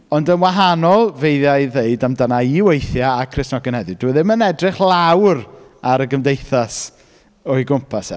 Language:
Welsh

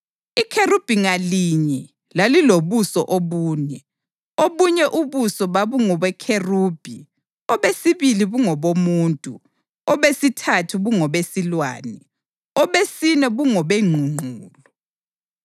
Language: North Ndebele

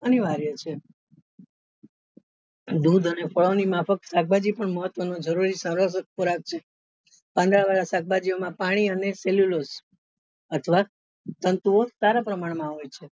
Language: Gujarati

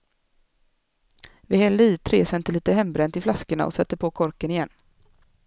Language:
Swedish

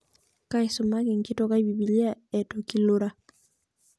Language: Masai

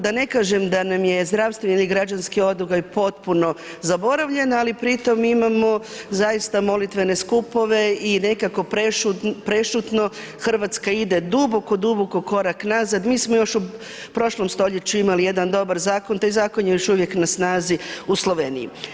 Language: Croatian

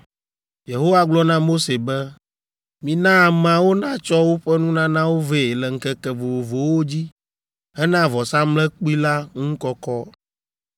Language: Ewe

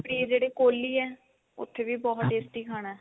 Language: Punjabi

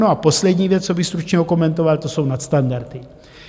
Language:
Czech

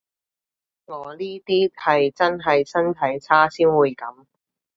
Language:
Cantonese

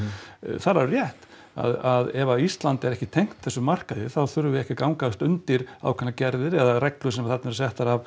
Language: Icelandic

